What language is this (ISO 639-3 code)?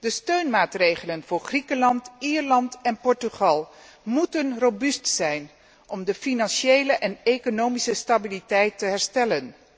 nld